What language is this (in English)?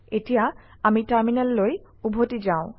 Assamese